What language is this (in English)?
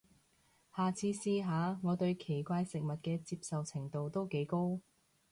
Cantonese